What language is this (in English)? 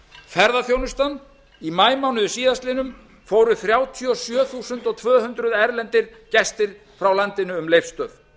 Icelandic